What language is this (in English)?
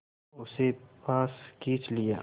Hindi